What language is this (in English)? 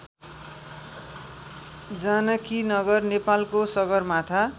Nepali